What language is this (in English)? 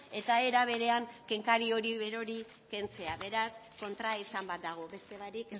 Basque